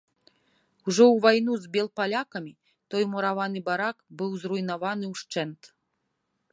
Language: Belarusian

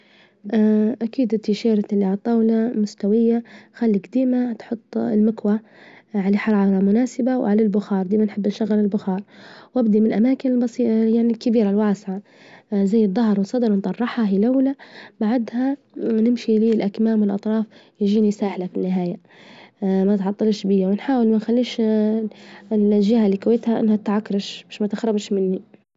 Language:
Libyan Arabic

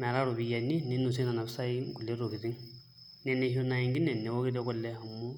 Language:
Masai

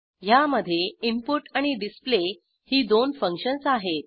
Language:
Marathi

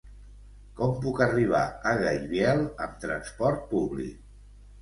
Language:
Catalan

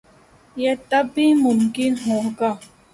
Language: Urdu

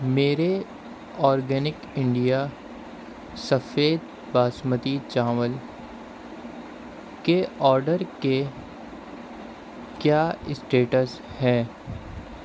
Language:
Urdu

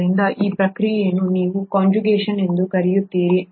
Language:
Kannada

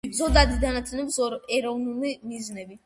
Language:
Georgian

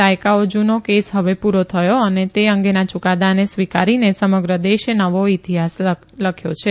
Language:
Gujarati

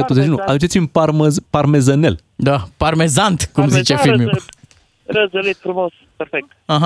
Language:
Romanian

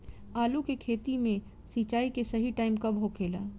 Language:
Bhojpuri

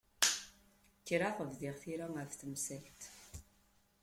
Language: Kabyle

